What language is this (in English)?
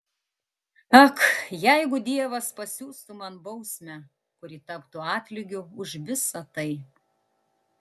Lithuanian